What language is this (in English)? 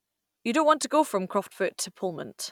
English